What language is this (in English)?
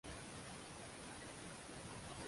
Uzbek